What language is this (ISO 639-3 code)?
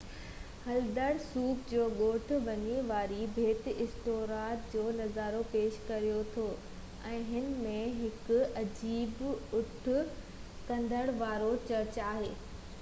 snd